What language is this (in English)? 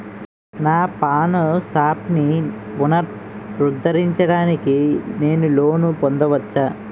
Telugu